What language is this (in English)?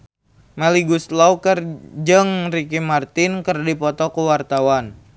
Sundanese